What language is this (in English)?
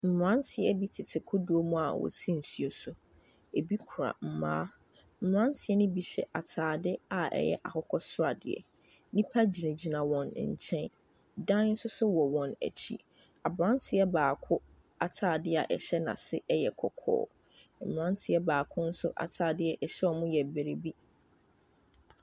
Akan